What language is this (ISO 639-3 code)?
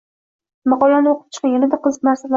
uzb